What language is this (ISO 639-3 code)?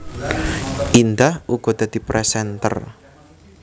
jav